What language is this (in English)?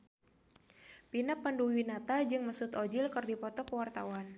Sundanese